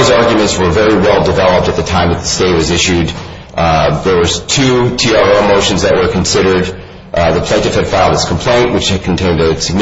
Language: English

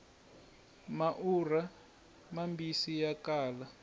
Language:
Tsonga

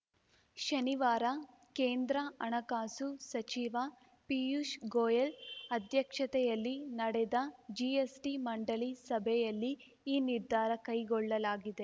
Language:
Kannada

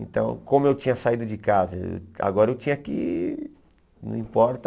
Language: Portuguese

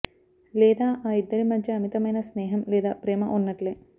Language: Telugu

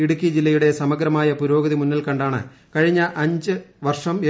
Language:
Malayalam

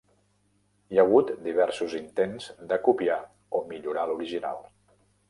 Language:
Catalan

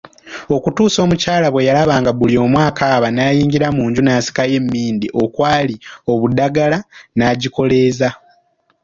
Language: Ganda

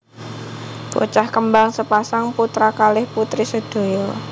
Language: Javanese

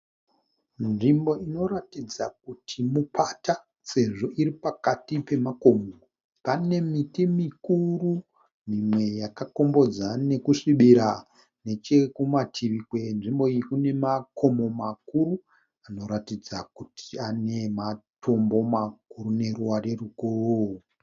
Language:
Shona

